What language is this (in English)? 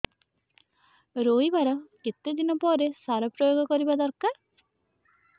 Odia